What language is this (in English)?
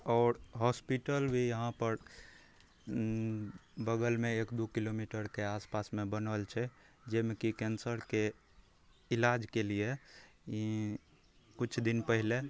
Maithili